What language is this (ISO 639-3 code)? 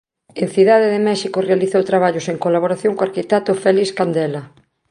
glg